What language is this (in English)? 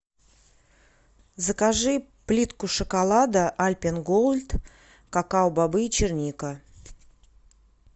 Russian